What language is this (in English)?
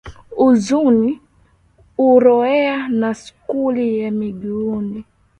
Swahili